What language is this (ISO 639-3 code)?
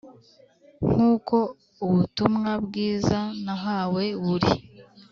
kin